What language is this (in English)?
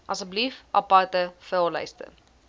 Afrikaans